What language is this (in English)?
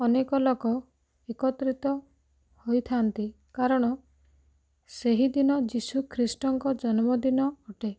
Odia